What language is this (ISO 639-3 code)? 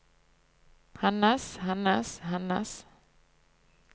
nor